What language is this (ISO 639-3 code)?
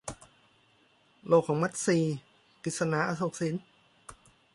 tha